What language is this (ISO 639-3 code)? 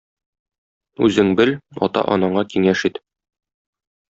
tat